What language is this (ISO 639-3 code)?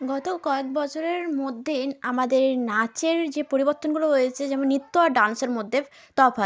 ben